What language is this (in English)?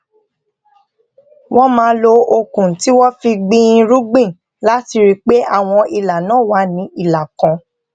Yoruba